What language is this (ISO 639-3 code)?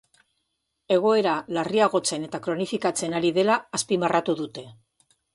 eus